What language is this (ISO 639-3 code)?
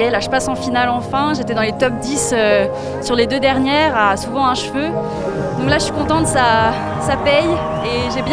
fra